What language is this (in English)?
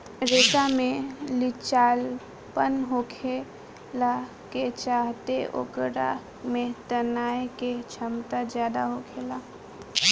Bhojpuri